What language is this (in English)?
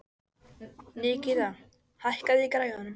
Icelandic